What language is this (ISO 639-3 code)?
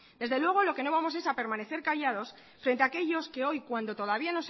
spa